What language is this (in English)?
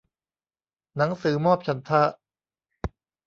Thai